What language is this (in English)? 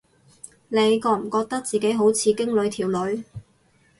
Cantonese